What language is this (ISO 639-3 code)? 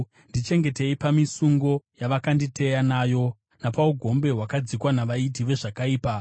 sna